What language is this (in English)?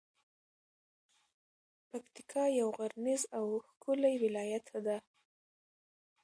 Pashto